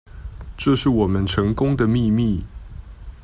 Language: Chinese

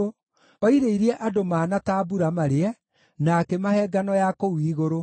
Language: Kikuyu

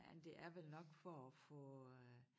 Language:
Danish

